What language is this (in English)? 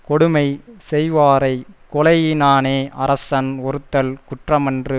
Tamil